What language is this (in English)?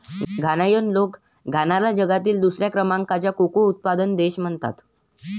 Marathi